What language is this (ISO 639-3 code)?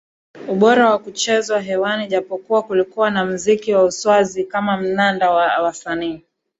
swa